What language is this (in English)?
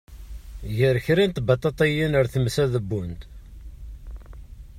Kabyle